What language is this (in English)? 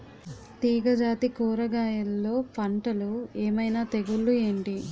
Telugu